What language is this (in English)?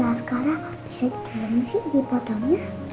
Indonesian